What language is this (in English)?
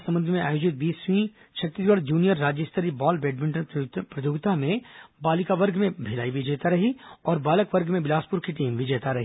Hindi